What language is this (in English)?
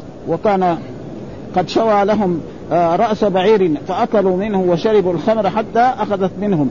Arabic